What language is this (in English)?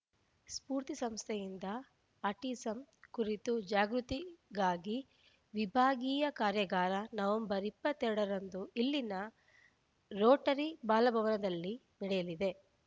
Kannada